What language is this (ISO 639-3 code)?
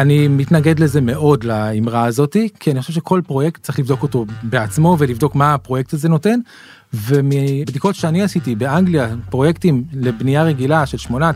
heb